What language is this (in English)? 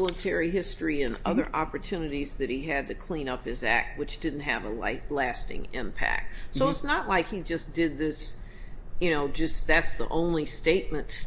English